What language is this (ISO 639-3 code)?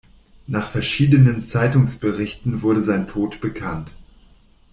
deu